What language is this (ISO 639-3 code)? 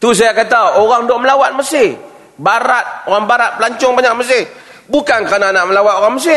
msa